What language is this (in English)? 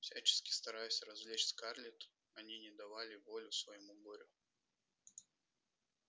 Russian